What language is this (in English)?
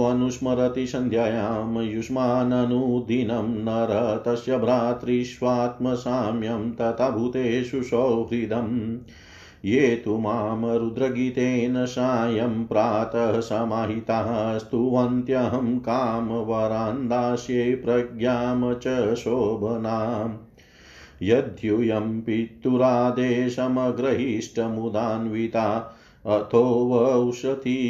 Hindi